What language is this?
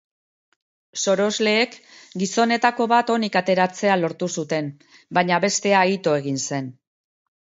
Basque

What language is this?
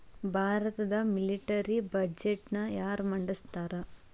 Kannada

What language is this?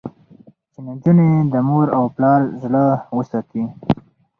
Pashto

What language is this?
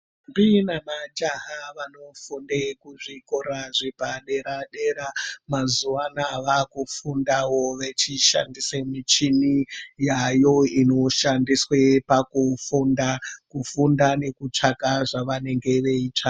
Ndau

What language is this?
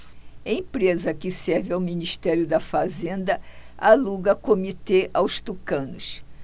Portuguese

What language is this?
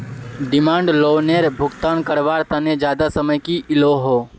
Magahi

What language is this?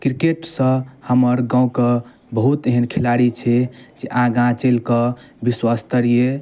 Maithili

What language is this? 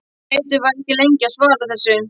Icelandic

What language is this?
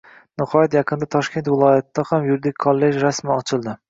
Uzbek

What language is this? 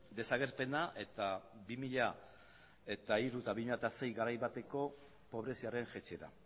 Basque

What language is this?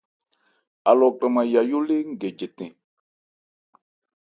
Ebrié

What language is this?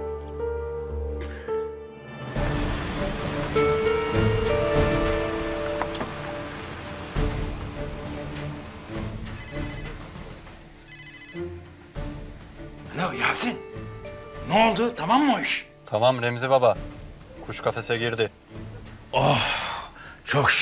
Turkish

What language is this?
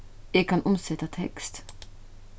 Faroese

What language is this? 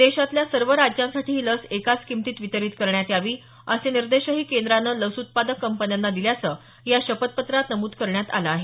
Marathi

